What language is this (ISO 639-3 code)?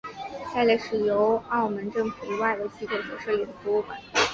zho